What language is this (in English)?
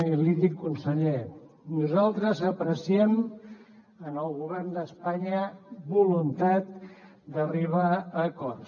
Catalan